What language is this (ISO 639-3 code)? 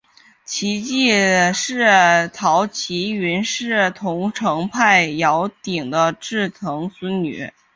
zho